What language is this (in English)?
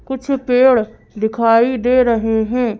Hindi